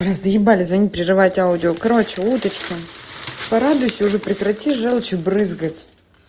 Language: Russian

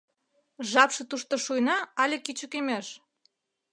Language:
Mari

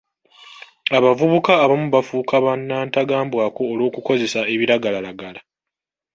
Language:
Ganda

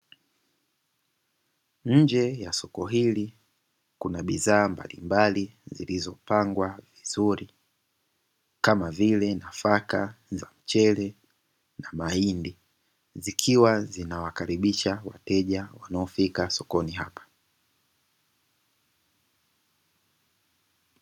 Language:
Swahili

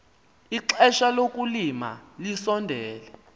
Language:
Xhosa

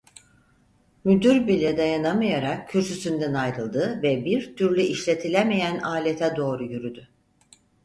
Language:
Turkish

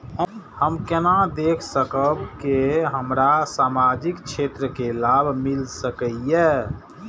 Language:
Maithili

